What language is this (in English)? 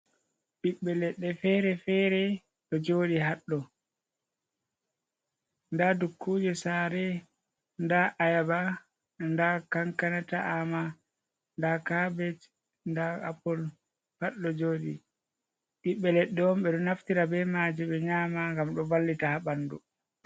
Fula